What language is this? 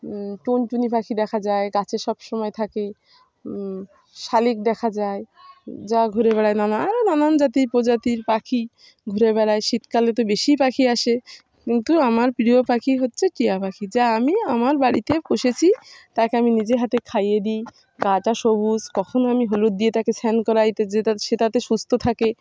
Bangla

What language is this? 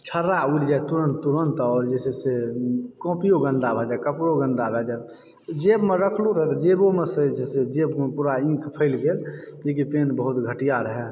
Maithili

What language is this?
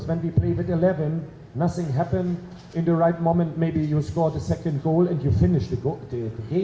Indonesian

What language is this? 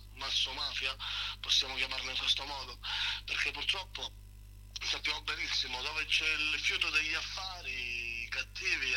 Italian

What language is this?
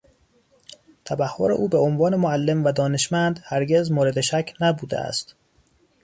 Persian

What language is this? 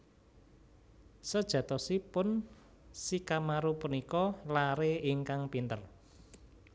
Javanese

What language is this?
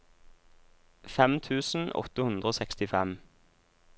Norwegian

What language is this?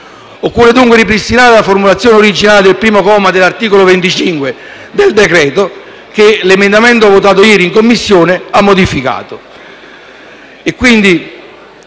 Italian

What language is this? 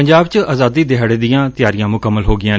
Punjabi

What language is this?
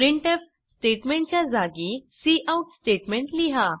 Marathi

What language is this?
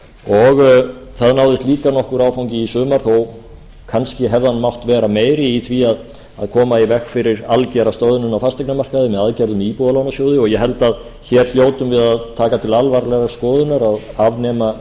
Icelandic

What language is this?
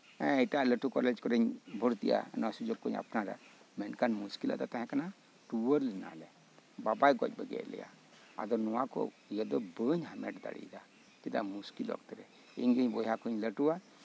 Santali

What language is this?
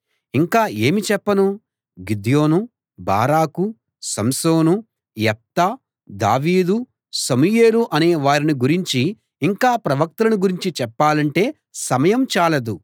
Telugu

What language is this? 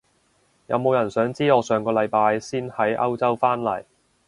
Cantonese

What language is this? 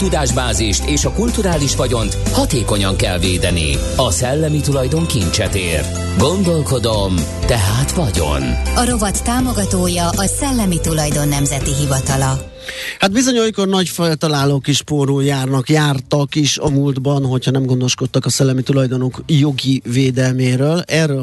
Hungarian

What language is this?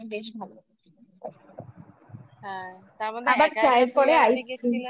Bangla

